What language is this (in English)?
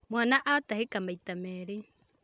Kikuyu